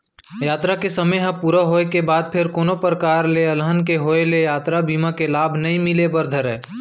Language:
Chhattisgarhi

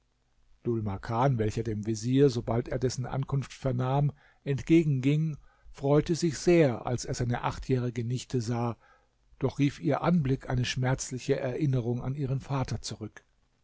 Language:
German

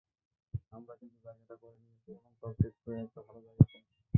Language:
Bangla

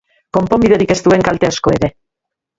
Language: Basque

